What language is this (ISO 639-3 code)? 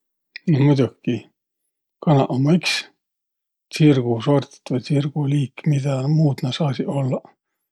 vro